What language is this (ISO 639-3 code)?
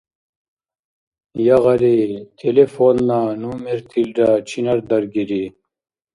dar